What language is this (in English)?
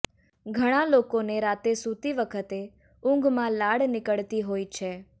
Gujarati